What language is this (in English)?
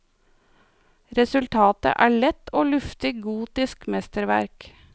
Norwegian